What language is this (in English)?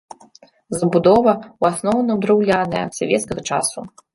Belarusian